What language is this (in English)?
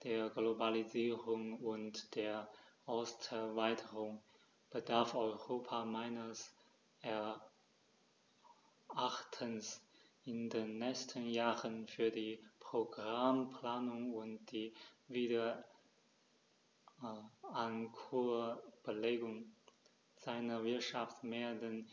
German